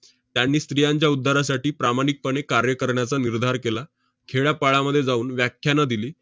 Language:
Marathi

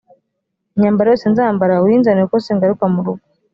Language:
Kinyarwanda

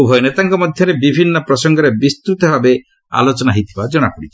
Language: Odia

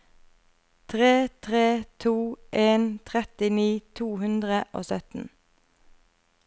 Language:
Norwegian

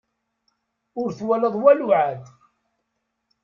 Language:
Kabyle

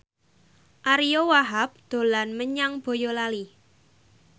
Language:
Javanese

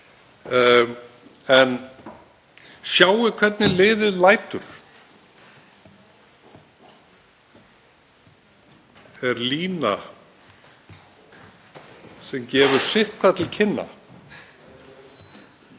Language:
Icelandic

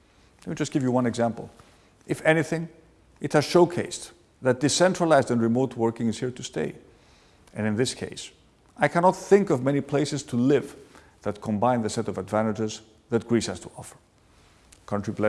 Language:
English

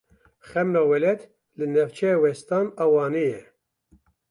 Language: Kurdish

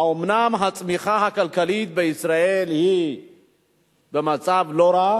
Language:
Hebrew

